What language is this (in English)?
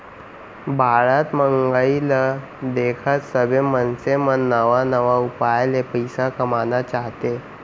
Chhattisgarhi